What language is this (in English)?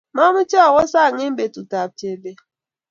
Kalenjin